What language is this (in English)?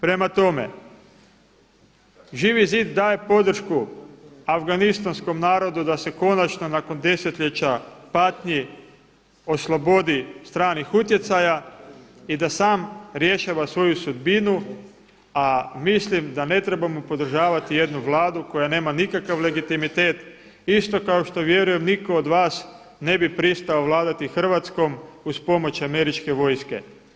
Croatian